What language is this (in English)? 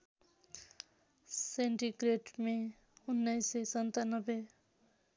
Nepali